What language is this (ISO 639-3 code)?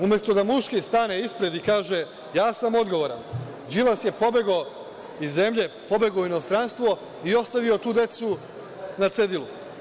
srp